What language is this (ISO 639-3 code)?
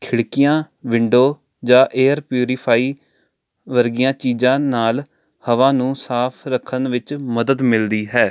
pan